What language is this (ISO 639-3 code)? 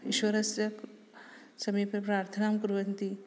san